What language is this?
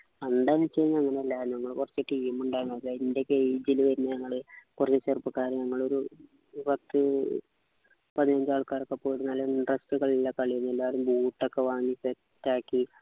Malayalam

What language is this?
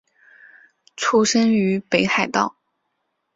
Chinese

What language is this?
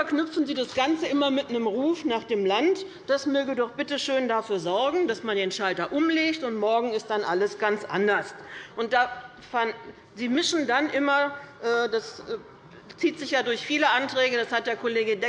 German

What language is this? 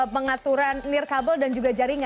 Indonesian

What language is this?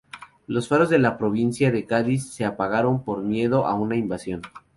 Spanish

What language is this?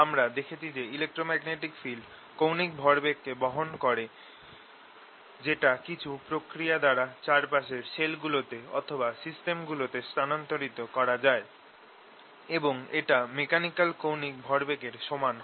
Bangla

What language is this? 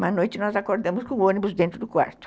Portuguese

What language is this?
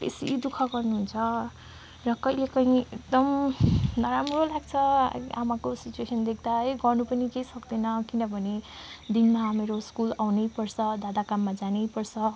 Nepali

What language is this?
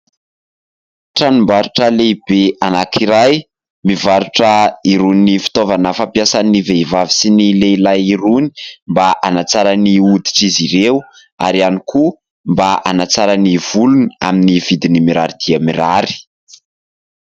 Malagasy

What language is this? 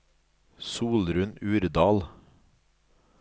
Norwegian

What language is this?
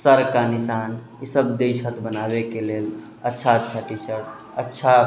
Maithili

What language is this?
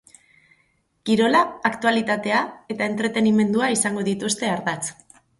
Basque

